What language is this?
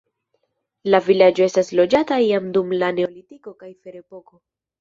Esperanto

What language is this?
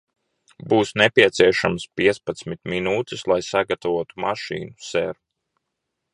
Latvian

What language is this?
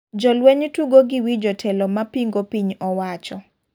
Luo (Kenya and Tanzania)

